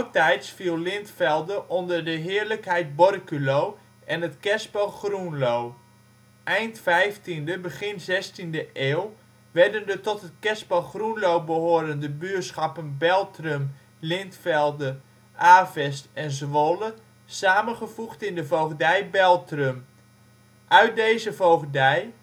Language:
Dutch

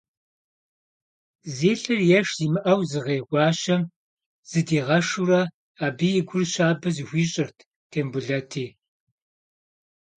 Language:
Kabardian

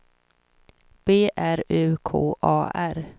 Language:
Swedish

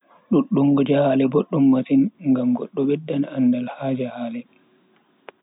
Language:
Bagirmi Fulfulde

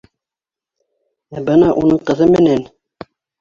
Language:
Bashkir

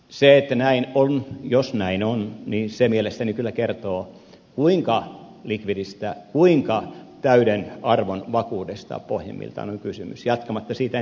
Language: Finnish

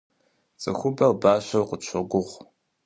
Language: Kabardian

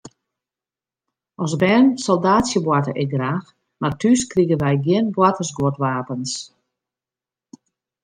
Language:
Western Frisian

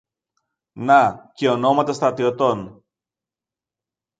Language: Greek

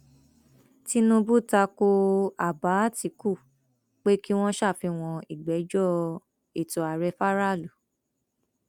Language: Yoruba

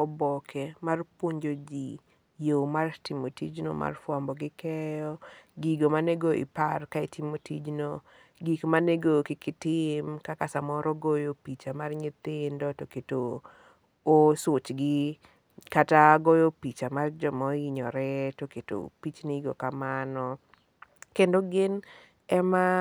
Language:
Luo (Kenya and Tanzania)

